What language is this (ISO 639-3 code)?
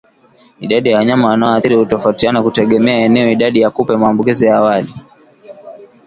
swa